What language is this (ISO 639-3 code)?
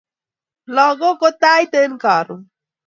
kln